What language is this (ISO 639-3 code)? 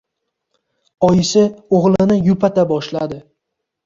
uzb